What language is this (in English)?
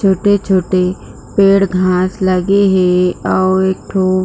Chhattisgarhi